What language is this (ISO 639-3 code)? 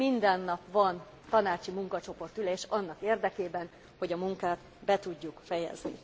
hun